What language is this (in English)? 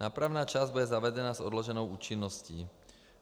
Czech